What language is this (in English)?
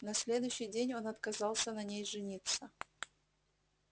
Russian